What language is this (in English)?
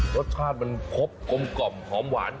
Thai